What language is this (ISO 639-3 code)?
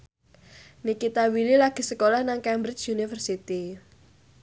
jav